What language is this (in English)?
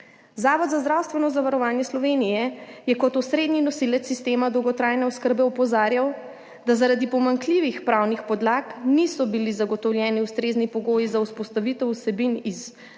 Slovenian